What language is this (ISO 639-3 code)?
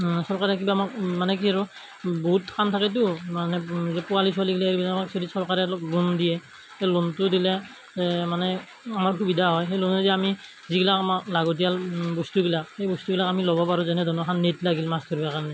asm